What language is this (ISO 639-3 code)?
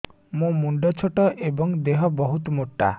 ori